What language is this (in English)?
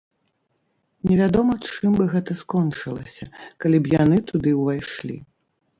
Belarusian